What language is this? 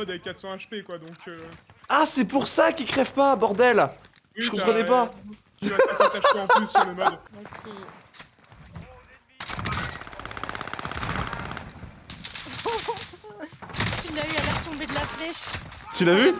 French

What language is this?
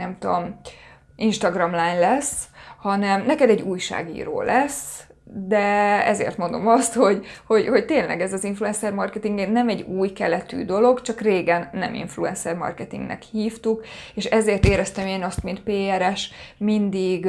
Hungarian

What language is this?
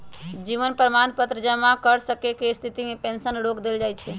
Magahi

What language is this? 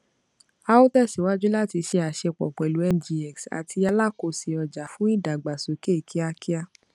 Yoruba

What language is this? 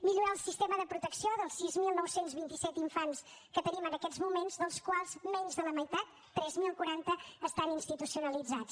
Catalan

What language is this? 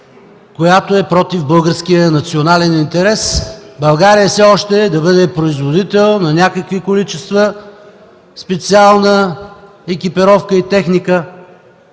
Bulgarian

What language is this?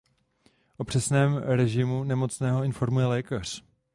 Czech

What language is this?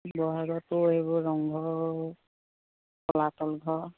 Assamese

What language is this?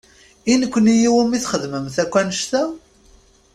Kabyle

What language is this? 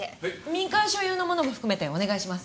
Japanese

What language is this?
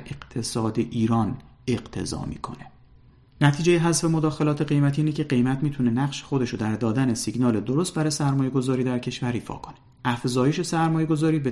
Persian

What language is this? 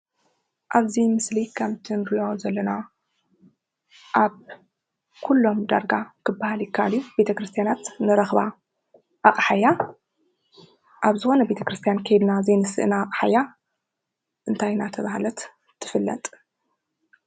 Tigrinya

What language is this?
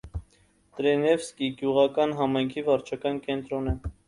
Armenian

